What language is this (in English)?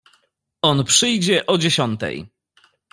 Polish